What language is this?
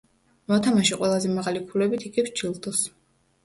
Georgian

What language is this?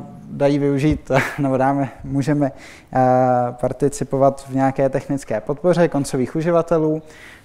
Czech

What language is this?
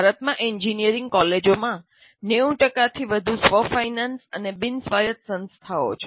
Gujarati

